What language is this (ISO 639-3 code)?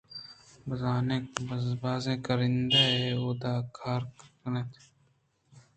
bgp